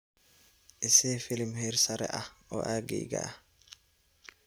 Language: Somali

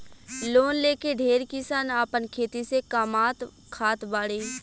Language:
Bhojpuri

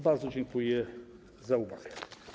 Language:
Polish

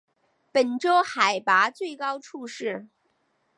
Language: Chinese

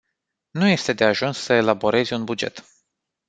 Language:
Romanian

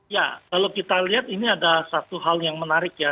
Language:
Indonesian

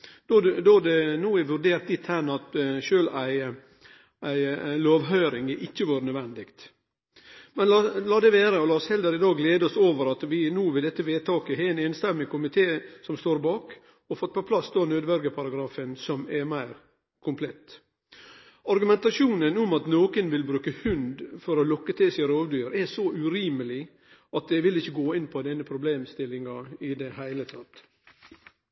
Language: Norwegian Nynorsk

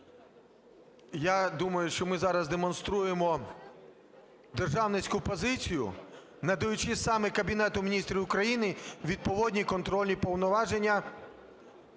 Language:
Ukrainian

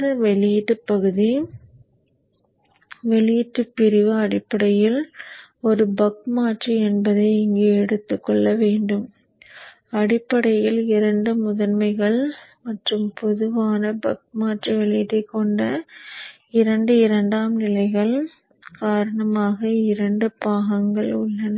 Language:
Tamil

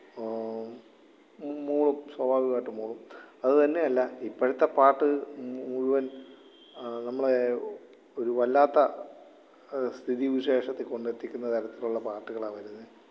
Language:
Malayalam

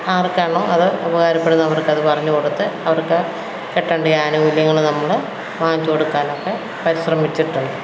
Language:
Malayalam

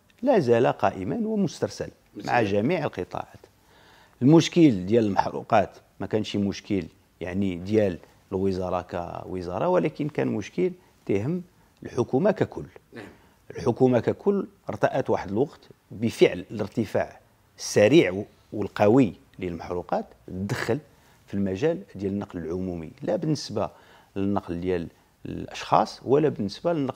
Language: Arabic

